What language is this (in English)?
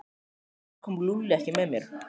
Icelandic